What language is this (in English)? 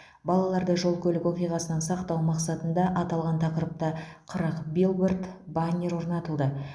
Kazakh